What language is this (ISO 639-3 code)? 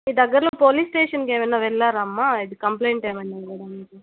tel